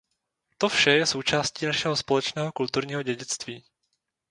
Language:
Czech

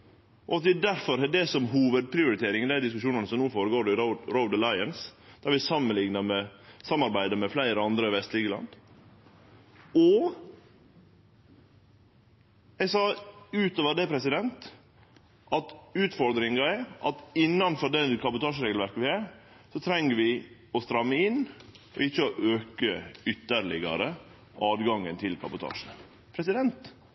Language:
Norwegian Nynorsk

